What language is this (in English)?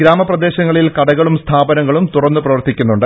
Malayalam